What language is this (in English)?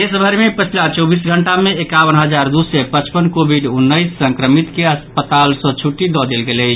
Maithili